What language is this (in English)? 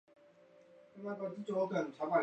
Chinese